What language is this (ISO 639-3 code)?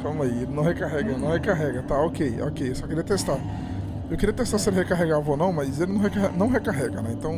por